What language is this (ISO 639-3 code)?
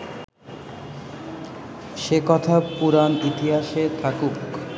ben